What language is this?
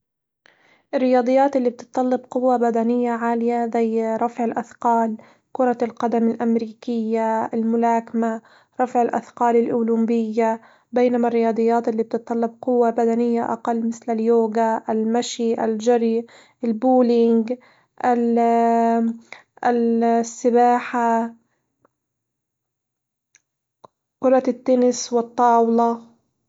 Hijazi Arabic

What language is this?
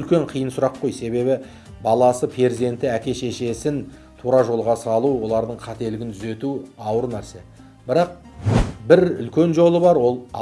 Turkish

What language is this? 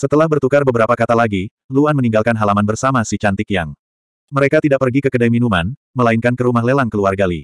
Indonesian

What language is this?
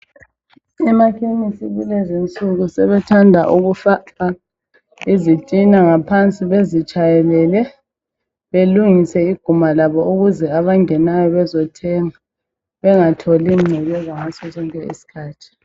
North Ndebele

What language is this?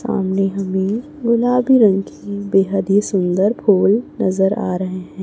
Hindi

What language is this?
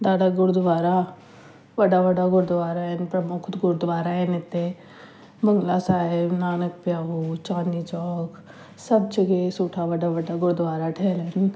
Sindhi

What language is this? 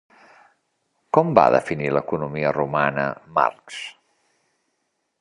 Catalan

